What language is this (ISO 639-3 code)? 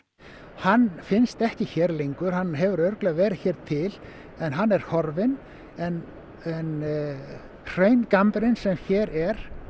isl